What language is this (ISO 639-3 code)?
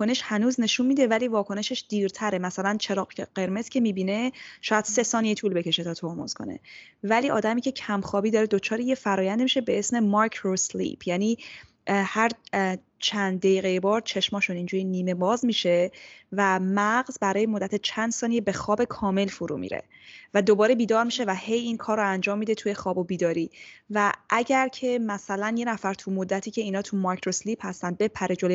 fas